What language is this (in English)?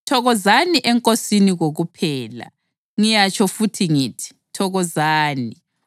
North Ndebele